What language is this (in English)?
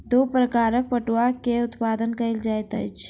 Maithili